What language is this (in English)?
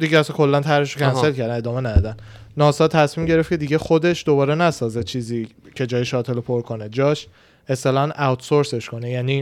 Persian